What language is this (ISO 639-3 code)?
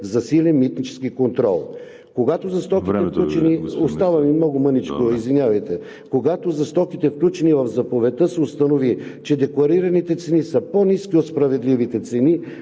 bul